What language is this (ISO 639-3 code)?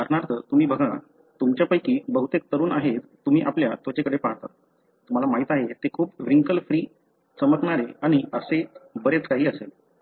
mar